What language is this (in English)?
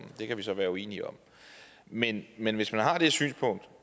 Danish